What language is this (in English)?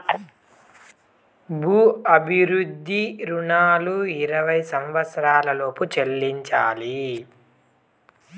Telugu